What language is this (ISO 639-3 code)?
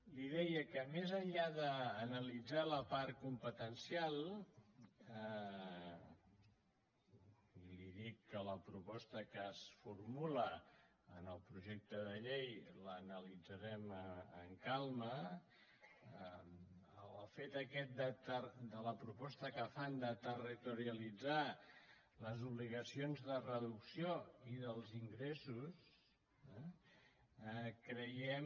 cat